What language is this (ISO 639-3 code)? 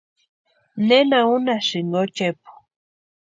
pua